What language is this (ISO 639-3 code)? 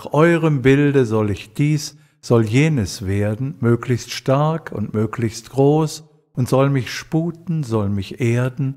deu